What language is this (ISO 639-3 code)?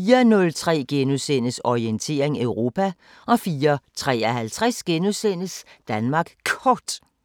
dan